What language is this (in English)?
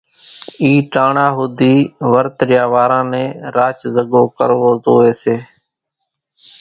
Kachi Koli